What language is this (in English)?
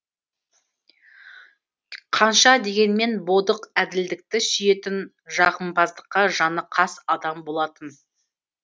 Kazakh